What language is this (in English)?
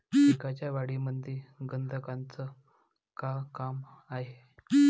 Marathi